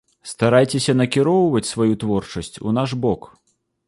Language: Belarusian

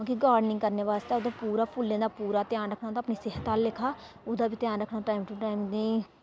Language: Dogri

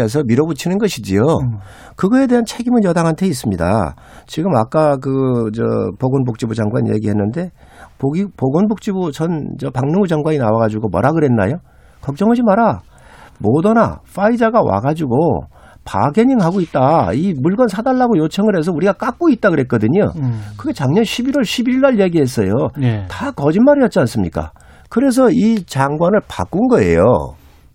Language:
Korean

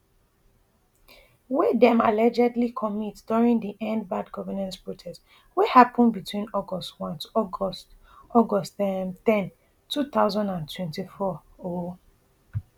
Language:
Nigerian Pidgin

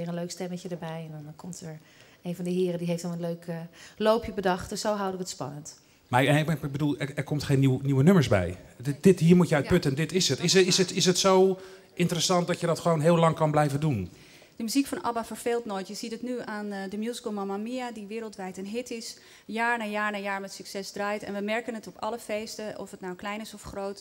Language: Dutch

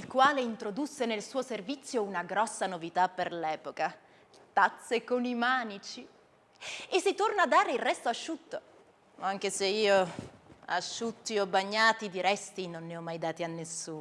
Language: Italian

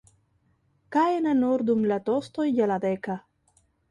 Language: Esperanto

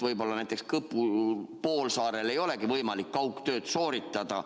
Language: Estonian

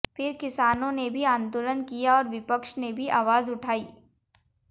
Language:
Hindi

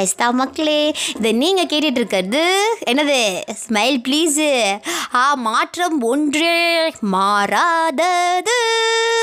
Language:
Tamil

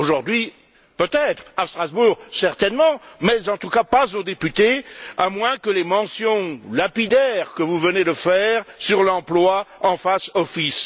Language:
French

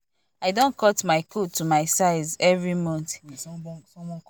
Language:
Nigerian Pidgin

